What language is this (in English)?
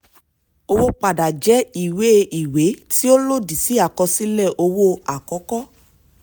Yoruba